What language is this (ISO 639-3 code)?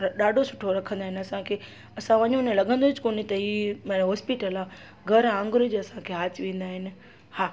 snd